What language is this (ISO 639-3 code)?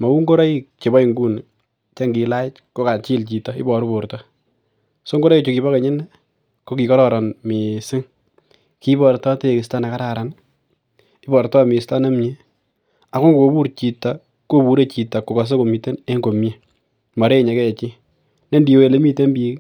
kln